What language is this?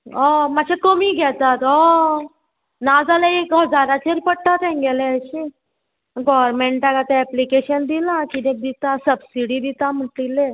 Konkani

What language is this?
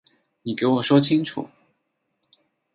Chinese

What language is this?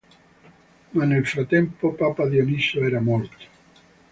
Italian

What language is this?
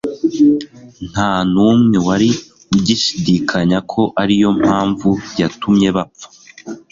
Kinyarwanda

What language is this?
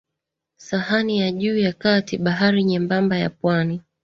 Swahili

